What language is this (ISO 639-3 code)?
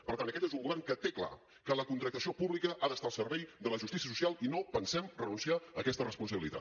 cat